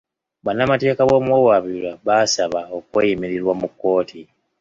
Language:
Ganda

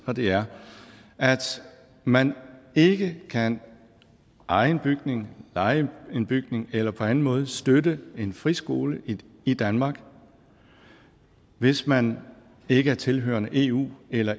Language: Danish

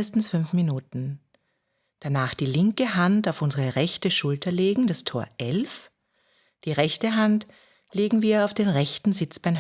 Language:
German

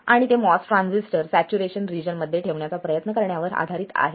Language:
Marathi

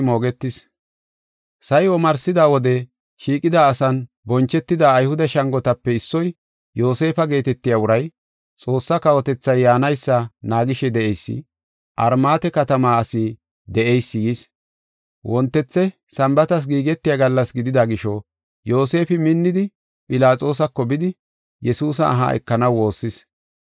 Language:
Gofa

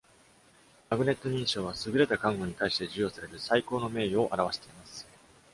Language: Japanese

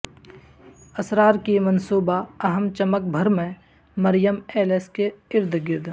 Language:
Urdu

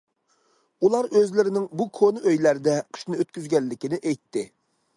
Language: Uyghur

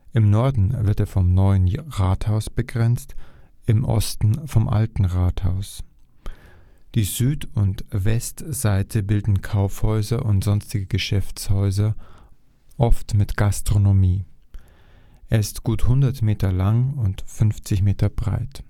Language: German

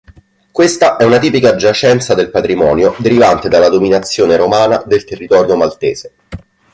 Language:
Italian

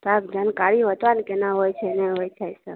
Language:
Maithili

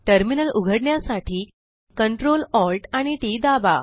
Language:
Marathi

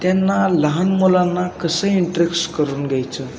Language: Marathi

